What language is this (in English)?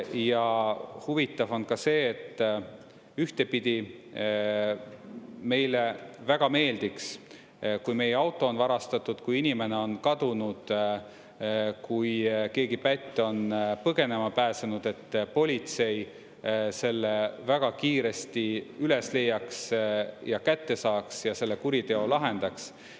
Estonian